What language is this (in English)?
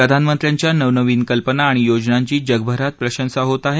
Marathi